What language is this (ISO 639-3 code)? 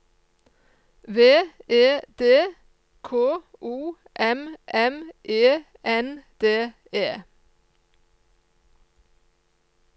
nor